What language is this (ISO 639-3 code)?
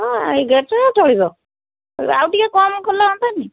ori